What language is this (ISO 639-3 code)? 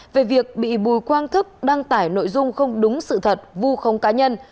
vie